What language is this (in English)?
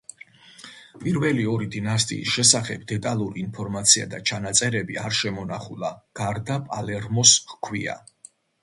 Georgian